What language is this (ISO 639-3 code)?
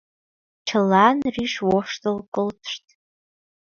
chm